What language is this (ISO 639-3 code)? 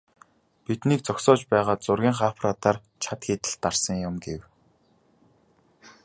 mon